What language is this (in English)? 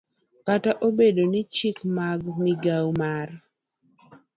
Luo (Kenya and Tanzania)